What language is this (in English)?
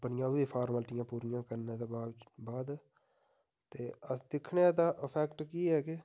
Dogri